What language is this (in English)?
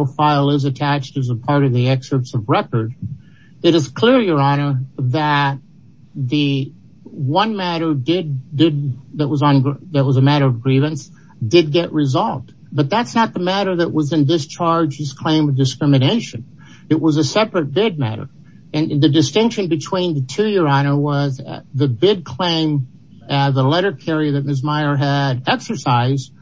English